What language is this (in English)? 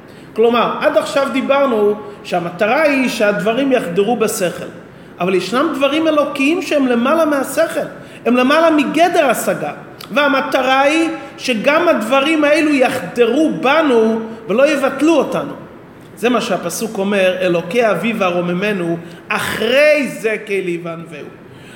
Hebrew